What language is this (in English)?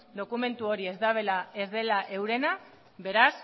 Basque